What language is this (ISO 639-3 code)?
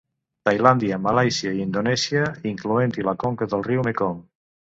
cat